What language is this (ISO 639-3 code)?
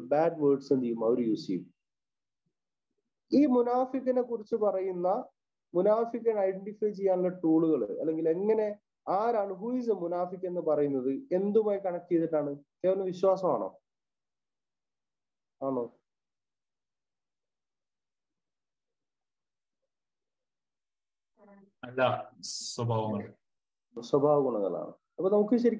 ara